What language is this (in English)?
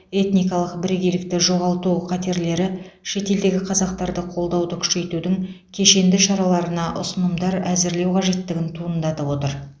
Kazakh